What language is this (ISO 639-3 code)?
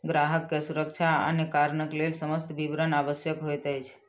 mai